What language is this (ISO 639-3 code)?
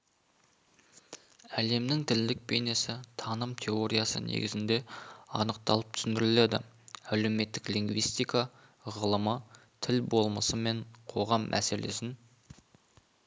kaz